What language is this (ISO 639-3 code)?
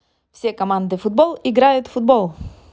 rus